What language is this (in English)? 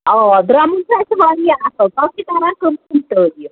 Kashmiri